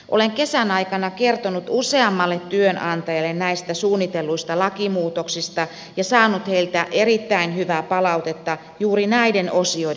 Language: Finnish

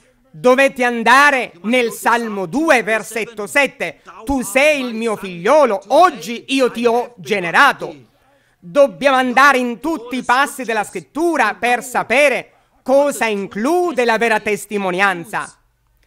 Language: Italian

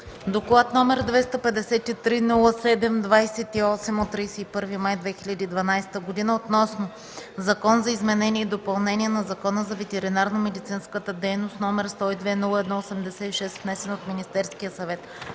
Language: Bulgarian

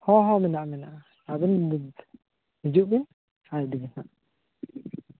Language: Santali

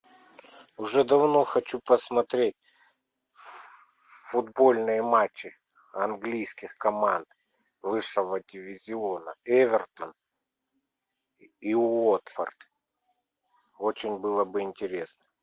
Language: Russian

